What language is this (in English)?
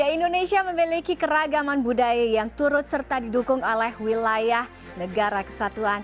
Indonesian